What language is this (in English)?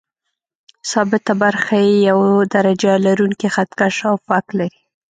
Pashto